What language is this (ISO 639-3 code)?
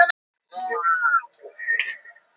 isl